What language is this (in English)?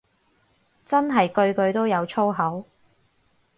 Cantonese